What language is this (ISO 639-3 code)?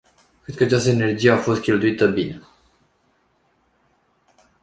ron